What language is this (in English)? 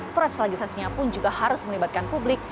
Indonesian